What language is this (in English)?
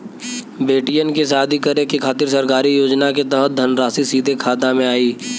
Bhojpuri